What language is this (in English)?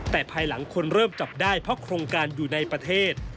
Thai